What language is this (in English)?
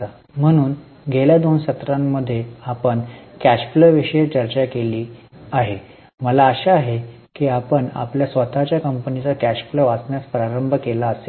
Marathi